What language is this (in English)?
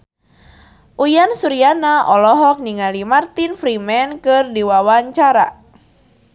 Sundanese